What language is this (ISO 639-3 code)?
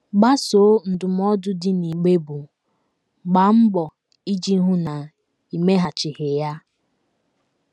ibo